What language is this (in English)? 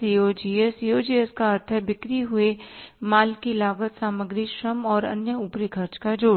Hindi